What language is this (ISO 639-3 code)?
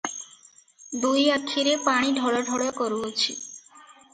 ori